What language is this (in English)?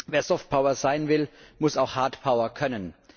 German